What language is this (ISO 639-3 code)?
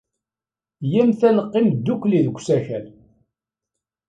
kab